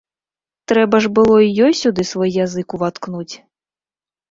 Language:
Belarusian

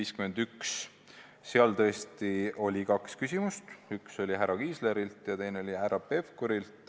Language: Estonian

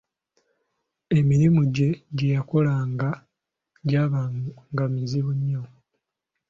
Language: Ganda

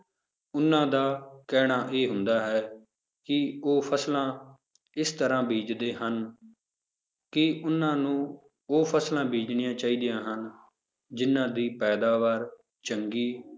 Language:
Punjabi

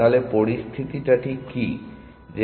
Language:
Bangla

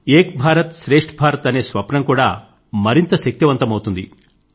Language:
Telugu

